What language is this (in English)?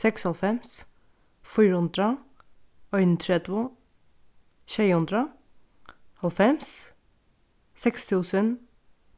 Faroese